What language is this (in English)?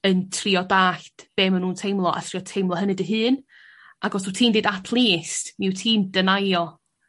Welsh